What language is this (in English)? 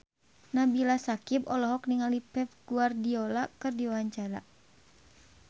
Sundanese